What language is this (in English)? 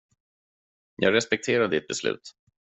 Swedish